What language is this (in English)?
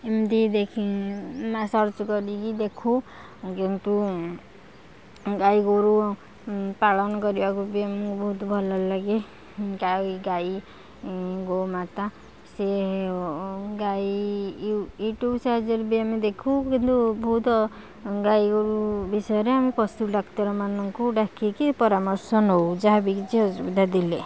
Odia